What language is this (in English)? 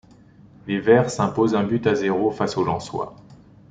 French